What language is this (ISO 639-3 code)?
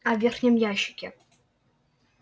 rus